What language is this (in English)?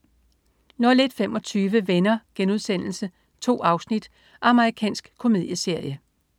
Danish